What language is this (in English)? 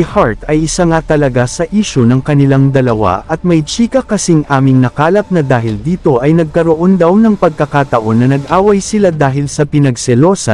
Filipino